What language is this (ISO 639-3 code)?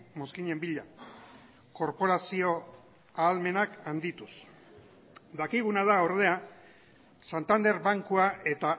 eus